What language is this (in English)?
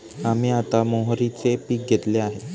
Marathi